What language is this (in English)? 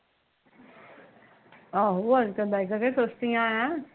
Punjabi